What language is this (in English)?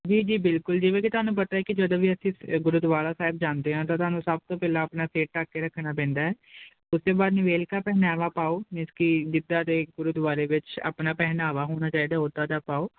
Punjabi